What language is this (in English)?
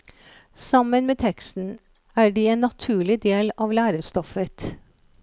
Norwegian